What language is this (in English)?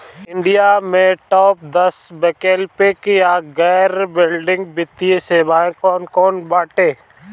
Bhojpuri